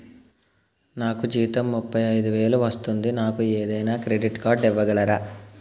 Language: Telugu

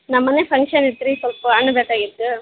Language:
Kannada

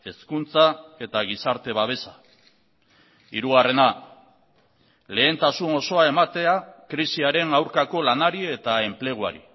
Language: Basque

